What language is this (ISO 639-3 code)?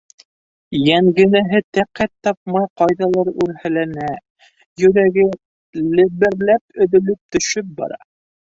bak